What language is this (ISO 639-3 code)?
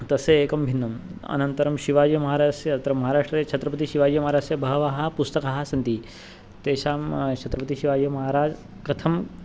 san